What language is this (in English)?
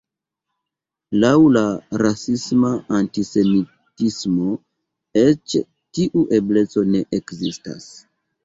Esperanto